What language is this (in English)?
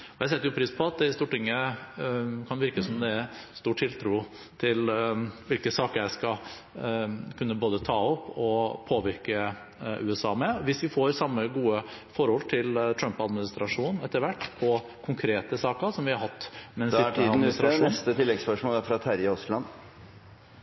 Norwegian Bokmål